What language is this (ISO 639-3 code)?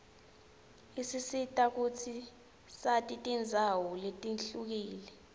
ssw